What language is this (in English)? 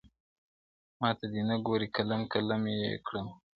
Pashto